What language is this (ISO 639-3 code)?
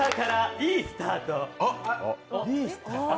jpn